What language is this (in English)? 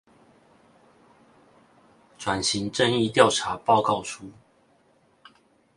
Chinese